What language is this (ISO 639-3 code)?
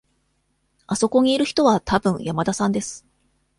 jpn